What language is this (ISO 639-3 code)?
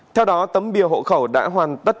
vie